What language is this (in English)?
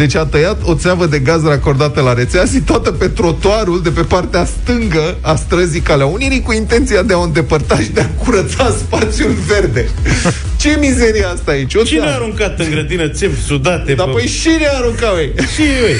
Romanian